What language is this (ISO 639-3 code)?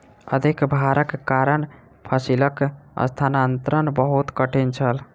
mai